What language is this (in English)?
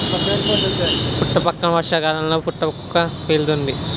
Telugu